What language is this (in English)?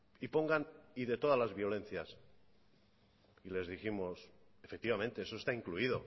Spanish